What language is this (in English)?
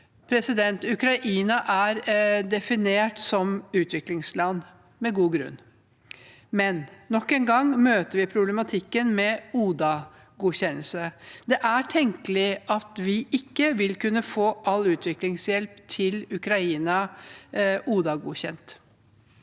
Norwegian